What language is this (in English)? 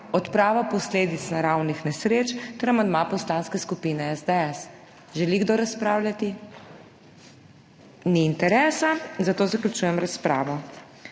Slovenian